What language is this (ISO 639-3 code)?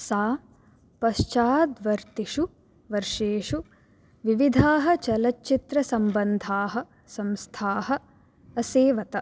san